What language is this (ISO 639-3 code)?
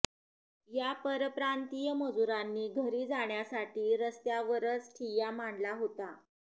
mar